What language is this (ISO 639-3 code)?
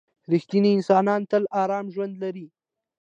pus